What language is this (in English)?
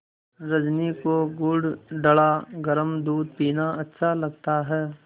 Hindi